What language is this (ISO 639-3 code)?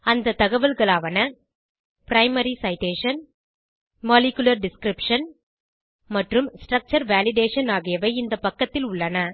tam